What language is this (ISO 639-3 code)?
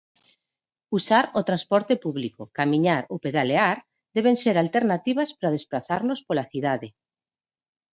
glg